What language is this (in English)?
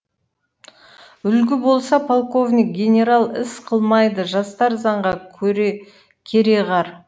Kazakh